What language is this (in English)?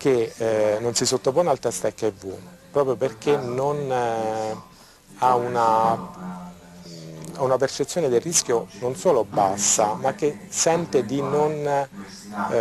Italian